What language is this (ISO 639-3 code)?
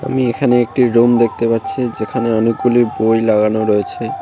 ben